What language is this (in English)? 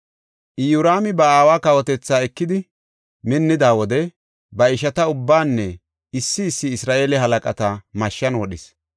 Gofa